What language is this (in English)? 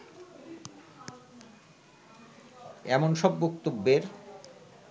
Bangla